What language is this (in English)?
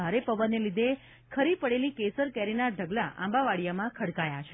Gujarati